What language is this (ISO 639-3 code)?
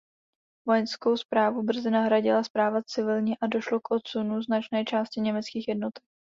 ces